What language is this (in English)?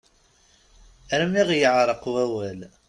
Kabyle